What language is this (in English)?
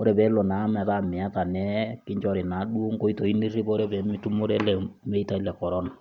Masai